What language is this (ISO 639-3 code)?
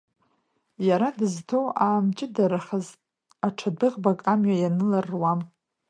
abk